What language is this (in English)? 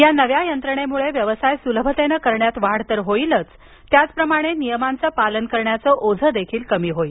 Marathi